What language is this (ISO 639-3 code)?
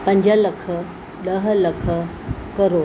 snd